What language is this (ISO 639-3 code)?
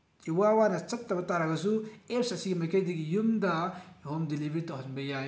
mni